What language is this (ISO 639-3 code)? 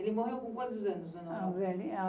por